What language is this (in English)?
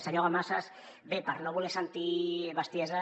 Catalan